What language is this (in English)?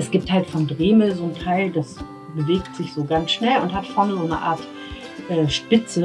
German